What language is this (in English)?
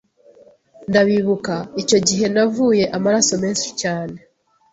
Kinyarwanda